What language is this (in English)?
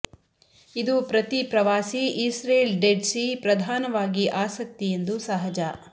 Kannada